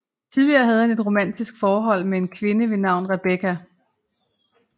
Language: Danish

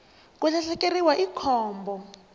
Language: Tsonga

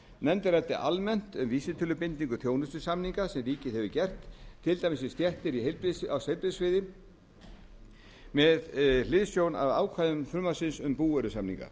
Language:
Icelandic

